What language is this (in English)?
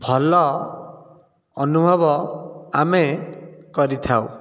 Odia